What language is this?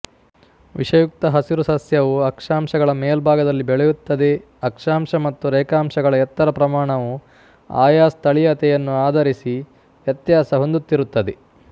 Kannada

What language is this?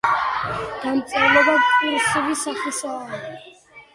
Georgian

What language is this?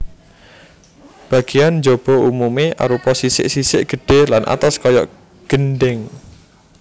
Javanese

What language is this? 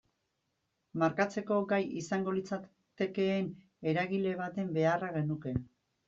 Basque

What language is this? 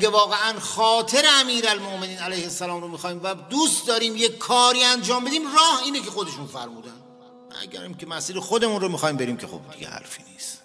Persian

